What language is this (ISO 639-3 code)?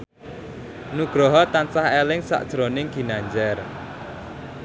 jav